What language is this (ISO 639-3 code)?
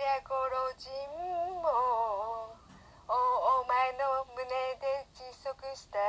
jpn